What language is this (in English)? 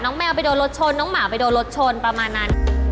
Thai